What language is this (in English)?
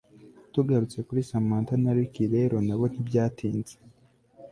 Kinyarwanda